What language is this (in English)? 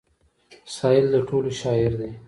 Pashto